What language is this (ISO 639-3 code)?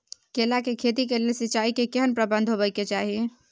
mai